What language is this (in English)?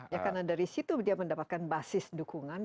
Indonesian